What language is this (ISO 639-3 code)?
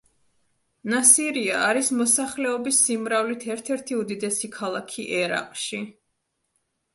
kat